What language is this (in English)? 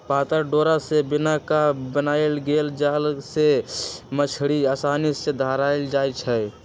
Magahi